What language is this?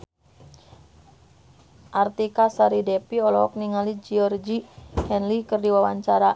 Sundanese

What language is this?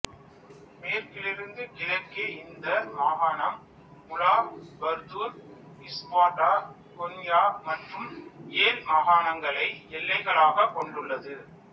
Tamil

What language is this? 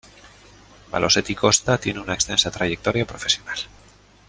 Spanish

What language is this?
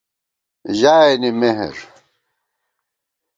Gawar-Bati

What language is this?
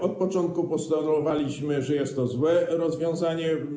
Polish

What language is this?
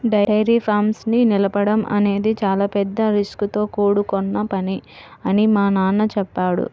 Telugu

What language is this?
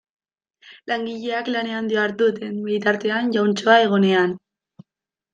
Basque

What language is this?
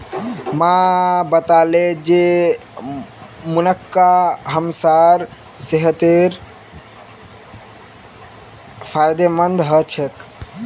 Magahi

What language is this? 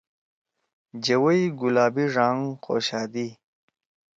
Torwali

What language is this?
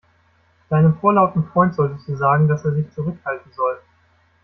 German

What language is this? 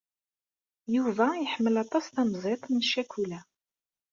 Kabyle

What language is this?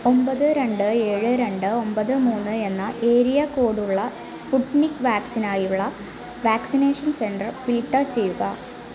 Malayalam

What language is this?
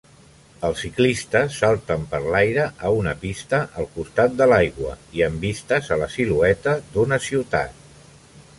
Catalan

